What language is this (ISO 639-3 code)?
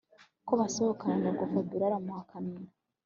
kin